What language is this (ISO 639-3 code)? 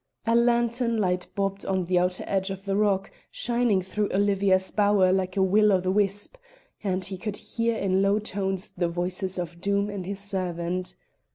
eng